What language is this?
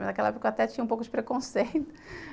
Portuguese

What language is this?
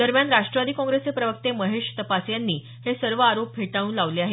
Marathi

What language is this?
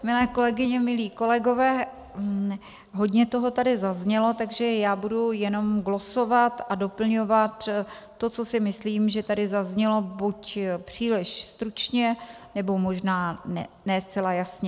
Czech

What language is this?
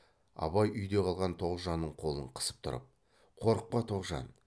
Kazakh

